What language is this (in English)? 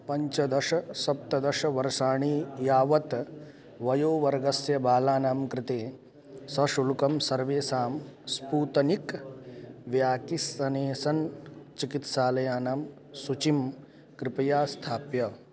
Sanskrit